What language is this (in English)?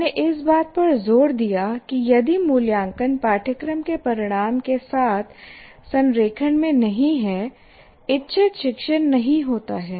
Hindi